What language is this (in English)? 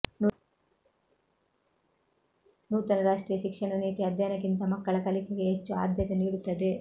Kannada